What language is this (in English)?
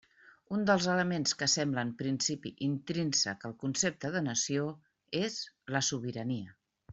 Catalan